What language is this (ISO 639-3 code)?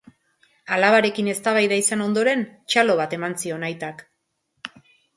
eus